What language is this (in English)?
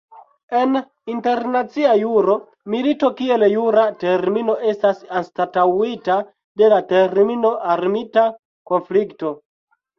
Esperanto